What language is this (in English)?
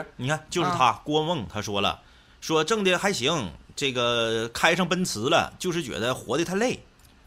Chinese